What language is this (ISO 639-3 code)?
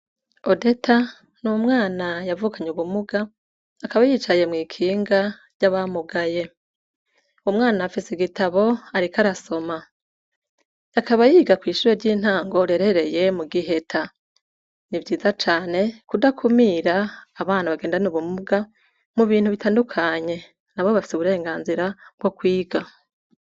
run